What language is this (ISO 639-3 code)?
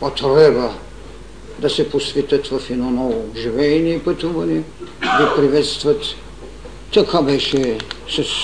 bul